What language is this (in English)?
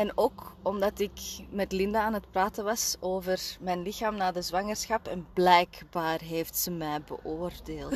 Dutch